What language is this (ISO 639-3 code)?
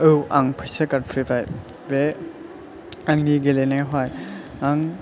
brx